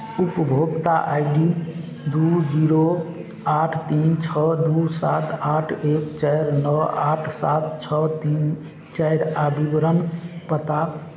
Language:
Maithili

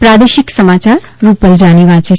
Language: Gujarati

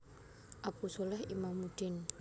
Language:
Javanese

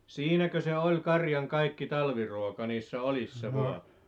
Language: Finnish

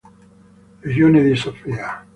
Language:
Italian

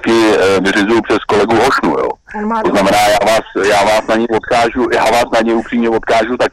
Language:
Czech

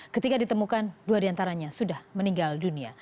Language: Indonesian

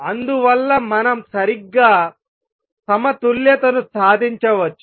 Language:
Telugu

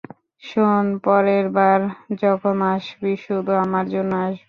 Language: Bangla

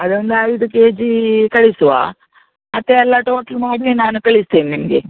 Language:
Kannada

